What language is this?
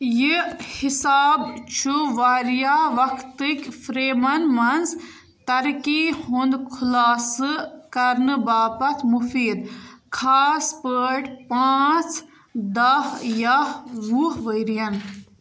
Kashmiri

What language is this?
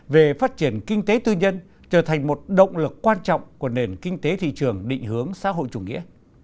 Vietnamese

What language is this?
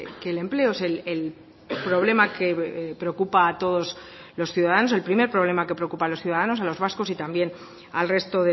Spanish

